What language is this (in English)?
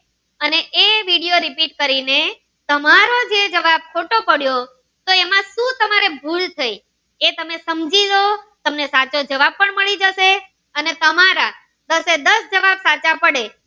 Gujarati